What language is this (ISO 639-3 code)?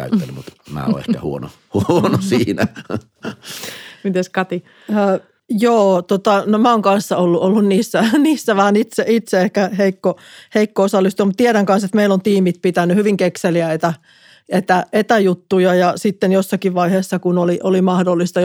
fin